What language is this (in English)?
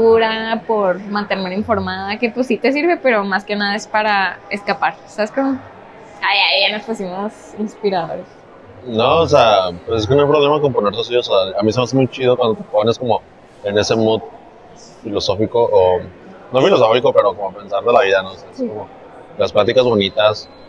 Spanish